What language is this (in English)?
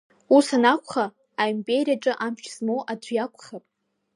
Abkhazian